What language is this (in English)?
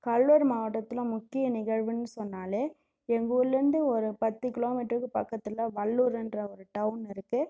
Tamil